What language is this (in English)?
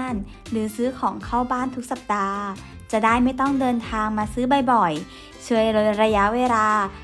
Thai